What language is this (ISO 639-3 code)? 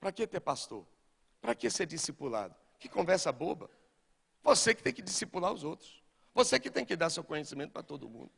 por